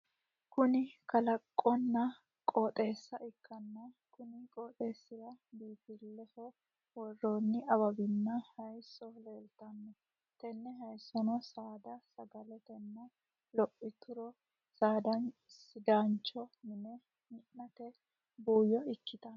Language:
Sidamo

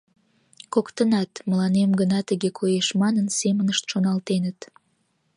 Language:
Mari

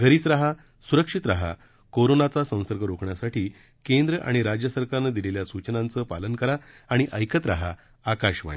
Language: Marathi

